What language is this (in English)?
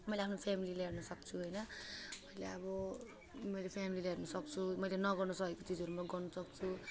Nepali